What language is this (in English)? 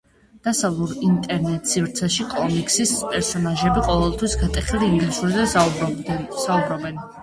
Georgian